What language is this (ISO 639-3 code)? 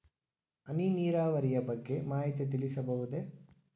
kan